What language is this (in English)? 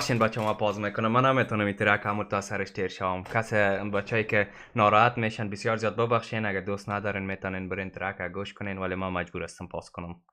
Persian